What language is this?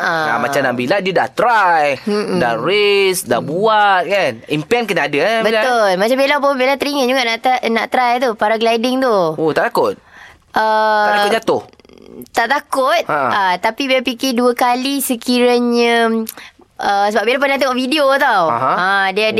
Malay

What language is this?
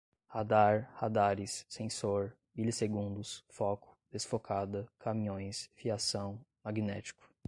Portuguese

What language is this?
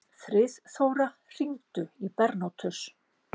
Icelandic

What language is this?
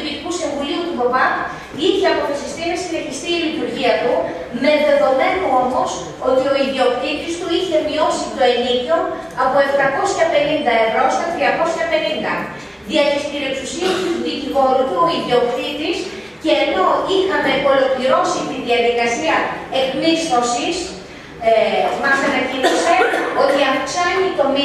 Greek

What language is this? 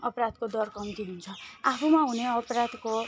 Nepali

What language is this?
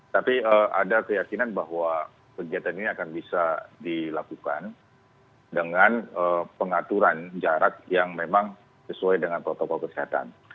Indonesian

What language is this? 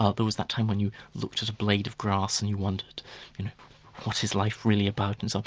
English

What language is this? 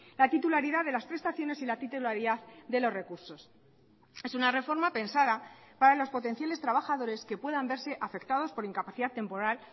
Spanish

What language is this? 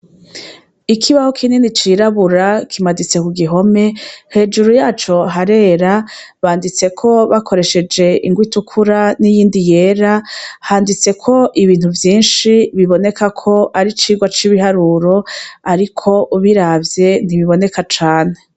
Rundi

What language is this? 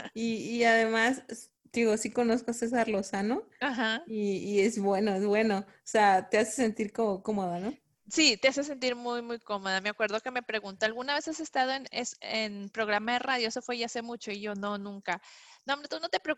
Spanish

